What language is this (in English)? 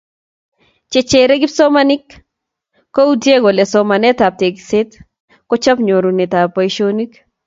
Kalenjin